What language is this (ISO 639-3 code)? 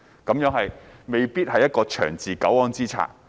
yue